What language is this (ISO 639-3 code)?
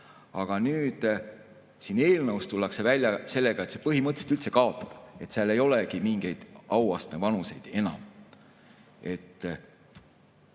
est